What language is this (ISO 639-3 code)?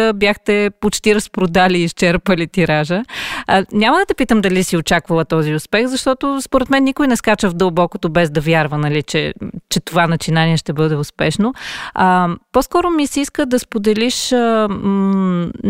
bul